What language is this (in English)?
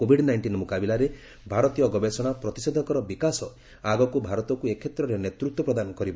Odia